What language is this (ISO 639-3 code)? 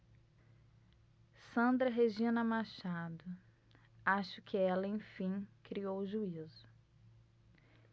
por